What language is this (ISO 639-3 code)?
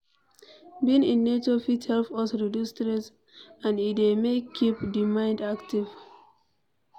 pcm